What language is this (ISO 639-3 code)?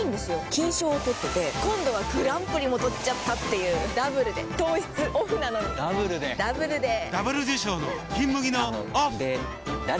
jpn